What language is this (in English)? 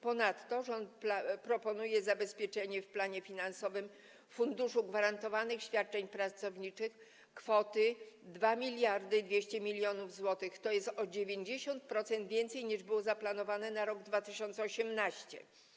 Polish